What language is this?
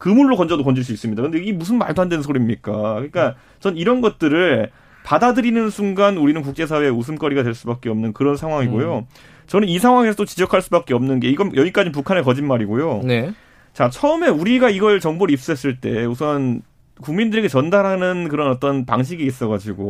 Korean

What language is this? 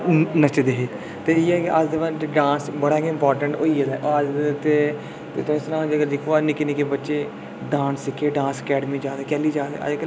Dogri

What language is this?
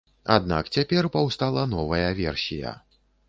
Belarusian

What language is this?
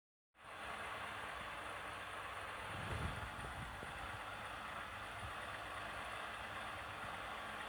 Indonesian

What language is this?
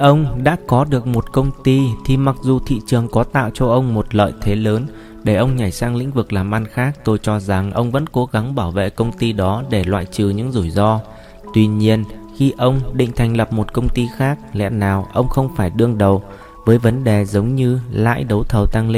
Vietnamese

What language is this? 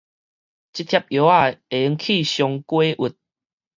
Min Nan Chinese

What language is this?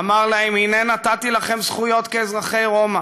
Hebrew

